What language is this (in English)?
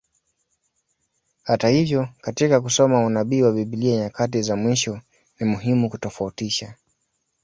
Swahili